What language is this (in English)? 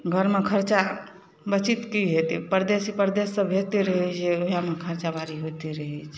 Maithili